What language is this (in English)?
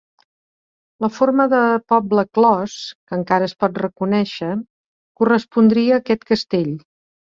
Catalan